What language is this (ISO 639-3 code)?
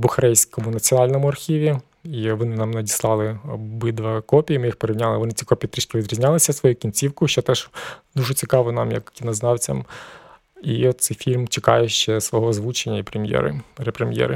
ukr